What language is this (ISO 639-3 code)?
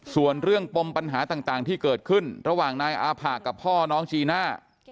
tha